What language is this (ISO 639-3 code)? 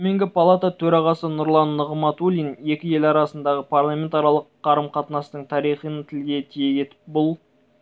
kaz